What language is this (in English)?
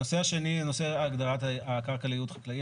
Hebrew